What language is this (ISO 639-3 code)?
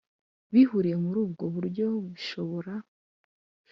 kin